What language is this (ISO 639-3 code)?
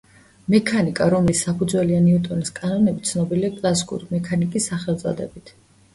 kat